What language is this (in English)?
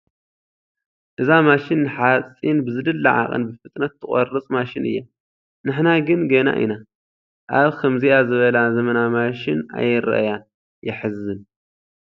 Tigrinya